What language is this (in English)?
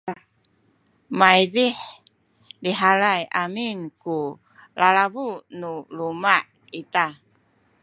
Sakizaya